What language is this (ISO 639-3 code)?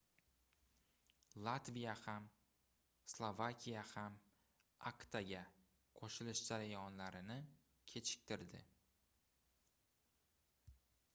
uzb